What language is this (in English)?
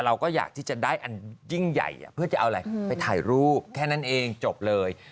Thai